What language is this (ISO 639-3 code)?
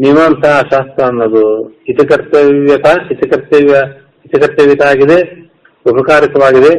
kan